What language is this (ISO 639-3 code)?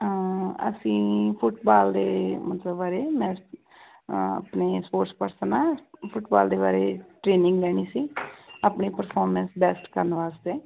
pan